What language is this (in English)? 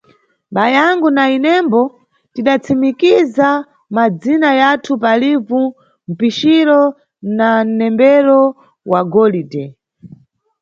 Nyungwe